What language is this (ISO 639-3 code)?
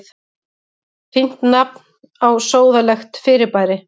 isl